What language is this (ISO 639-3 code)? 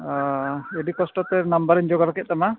sat